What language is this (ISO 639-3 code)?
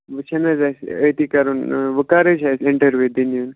kas